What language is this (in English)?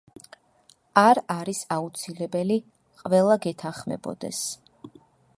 Georgian